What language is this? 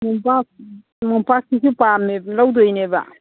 Manipuri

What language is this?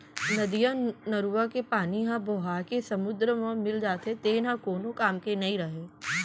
Chhattisgarhi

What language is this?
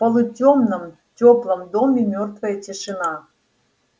Russian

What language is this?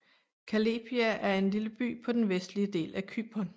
Danish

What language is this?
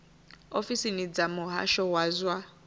Venda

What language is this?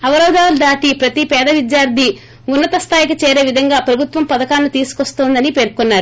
Telugu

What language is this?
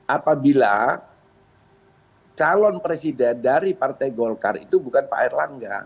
Indonesian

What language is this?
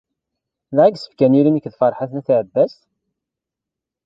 Kabyle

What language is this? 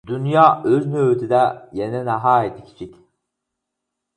Uyghur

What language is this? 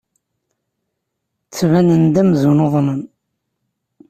Kabyle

